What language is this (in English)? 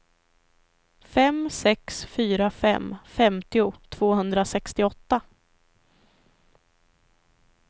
Swedish